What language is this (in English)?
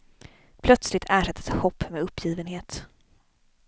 Swedish